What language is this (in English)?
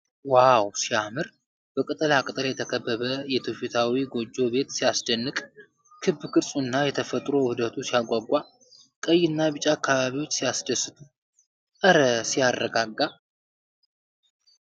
Amharic